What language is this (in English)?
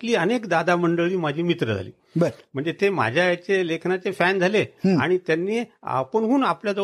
Marathi